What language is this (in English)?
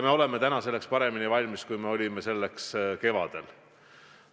Estonian